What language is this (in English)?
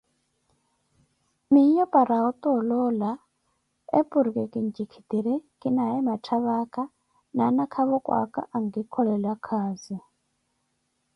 Koti